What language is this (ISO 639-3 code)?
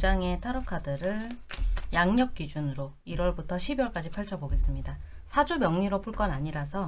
kor